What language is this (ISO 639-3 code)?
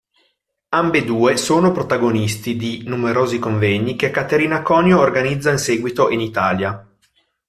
ita